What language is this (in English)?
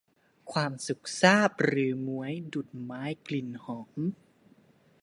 Thai